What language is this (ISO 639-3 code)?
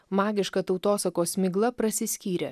lit